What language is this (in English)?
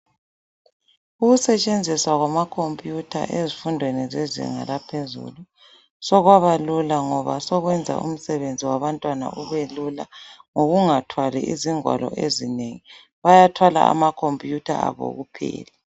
North Ndebele